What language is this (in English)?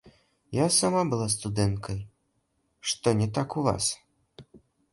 Belarusian